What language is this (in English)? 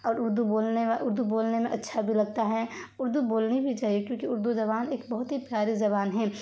Urdu